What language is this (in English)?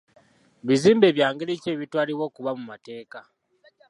Ganda